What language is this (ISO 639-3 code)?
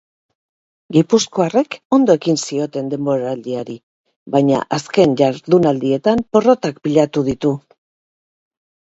eus